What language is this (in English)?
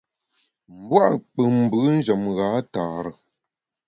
Bamun